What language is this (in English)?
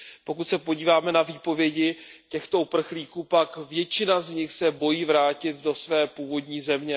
Czech